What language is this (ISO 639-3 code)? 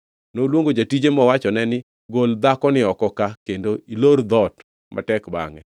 luo